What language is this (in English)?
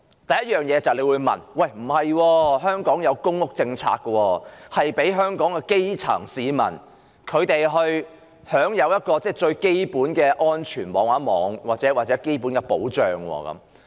Cantonese